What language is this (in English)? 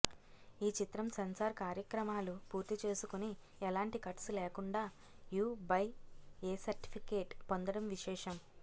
Telugu